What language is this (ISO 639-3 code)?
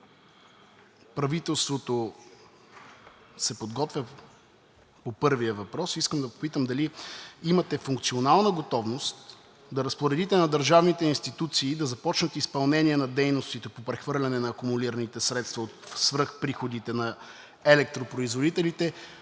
bul